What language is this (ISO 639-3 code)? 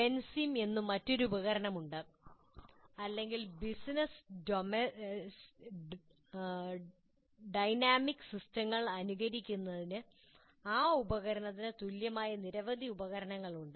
mal